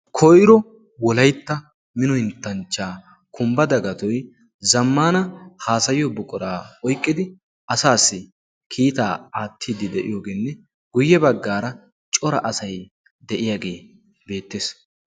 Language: Wolaytta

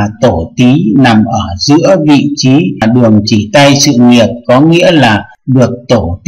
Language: Vietnamese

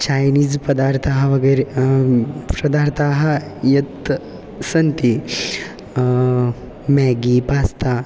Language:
Sanskrit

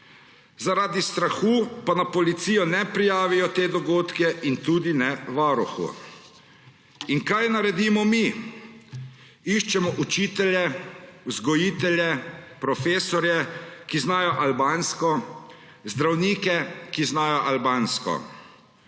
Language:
Slovenian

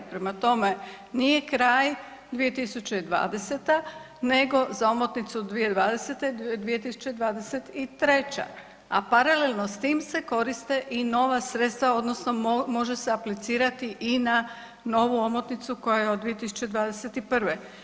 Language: Croatian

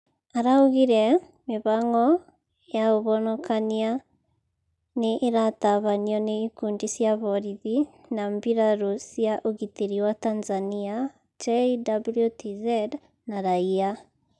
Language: Kikuyu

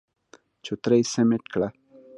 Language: Pashto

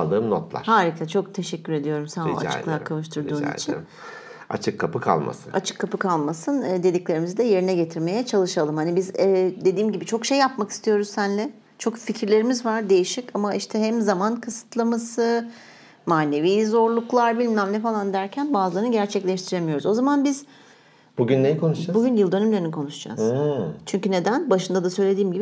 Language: Turkish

